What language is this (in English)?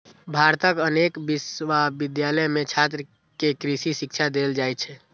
Maithili